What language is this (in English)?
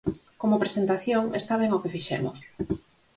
Galician